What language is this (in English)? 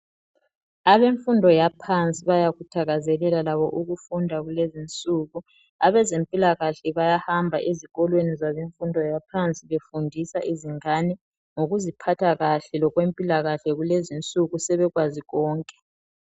North Ndebele